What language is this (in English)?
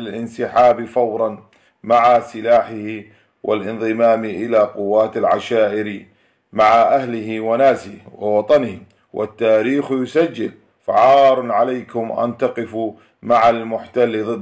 Arabic